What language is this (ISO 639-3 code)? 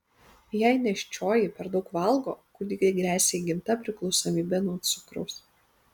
lit